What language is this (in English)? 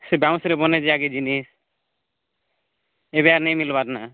Odia